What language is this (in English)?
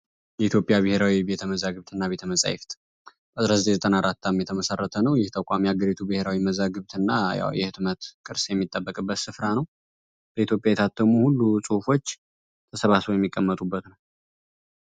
Amharic